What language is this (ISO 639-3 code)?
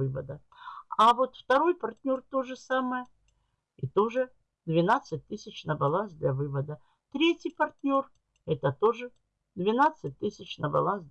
rus